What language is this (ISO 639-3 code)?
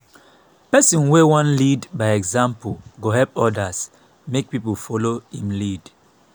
pcm